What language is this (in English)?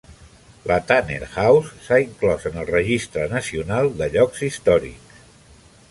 Catalan